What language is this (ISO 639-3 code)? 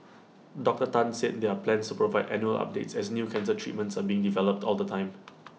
eng